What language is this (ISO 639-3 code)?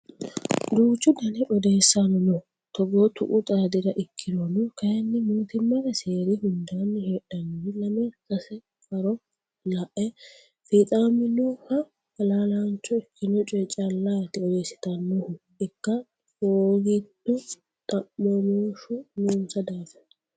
sid